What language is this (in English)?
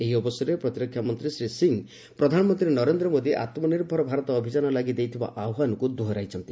Odia